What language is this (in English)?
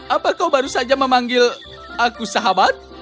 Indonesian